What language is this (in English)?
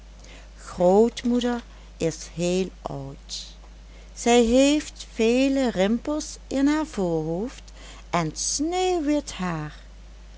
Dutch